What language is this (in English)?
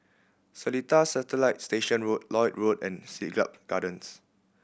English